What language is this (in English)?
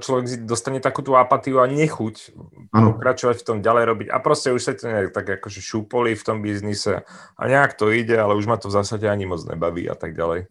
Czech